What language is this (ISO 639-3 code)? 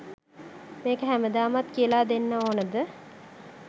sin